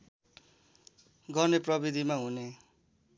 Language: Nepali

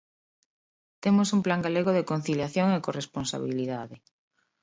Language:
Galician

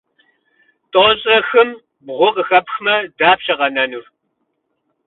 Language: Kabardian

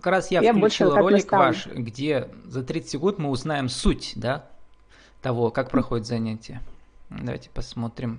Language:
Russian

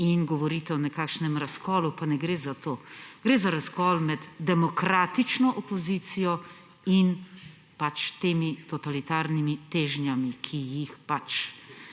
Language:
Slovenian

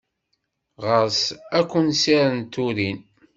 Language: Kabyle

